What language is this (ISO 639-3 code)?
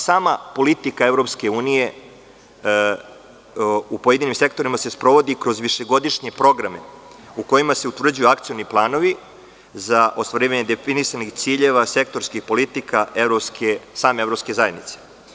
srp